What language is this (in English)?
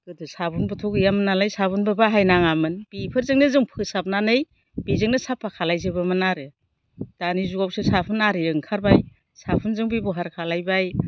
Bodo